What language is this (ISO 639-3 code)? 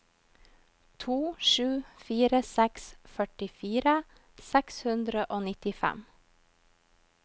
nor